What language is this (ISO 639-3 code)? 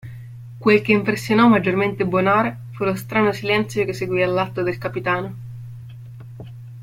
ita